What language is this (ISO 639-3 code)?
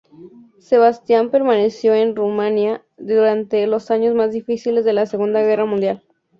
spa